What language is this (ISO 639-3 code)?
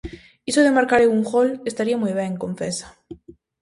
glg